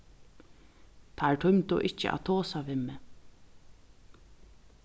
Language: Faroese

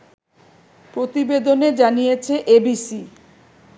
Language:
Bangla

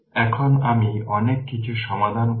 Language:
Bangla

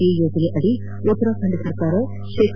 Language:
Kannada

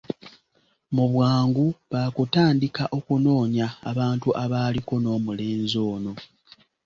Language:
Ganda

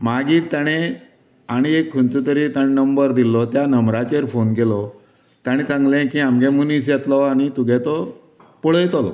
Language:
Konkani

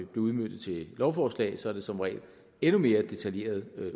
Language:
Danish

